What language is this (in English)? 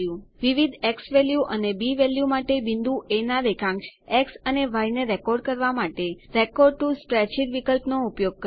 Gujarati